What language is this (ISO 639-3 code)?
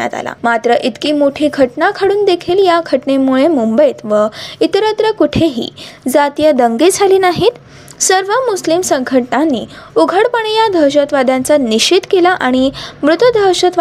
mar